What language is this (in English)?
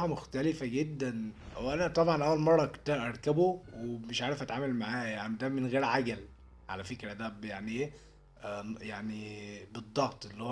Arabic